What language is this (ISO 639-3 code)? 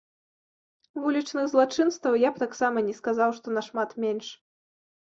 bel